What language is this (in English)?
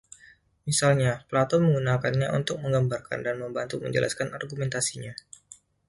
Indonesian